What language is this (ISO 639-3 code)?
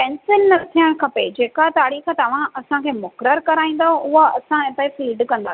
snd